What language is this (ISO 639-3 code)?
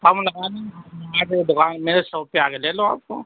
urd